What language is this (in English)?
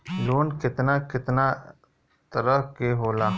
Bhojpuri